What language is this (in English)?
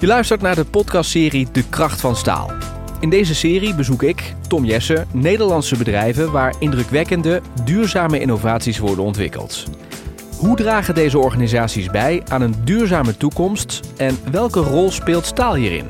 Dutch